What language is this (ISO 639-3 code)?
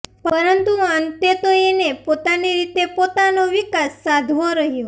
guj